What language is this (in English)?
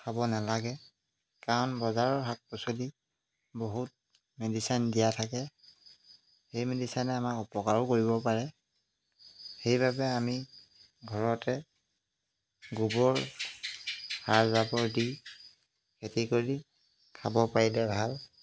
Assamese